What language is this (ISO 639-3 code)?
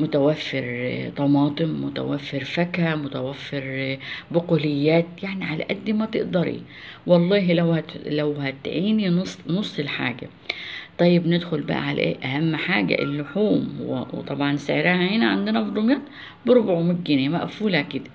ara